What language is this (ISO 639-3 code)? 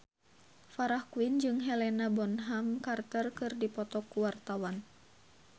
sun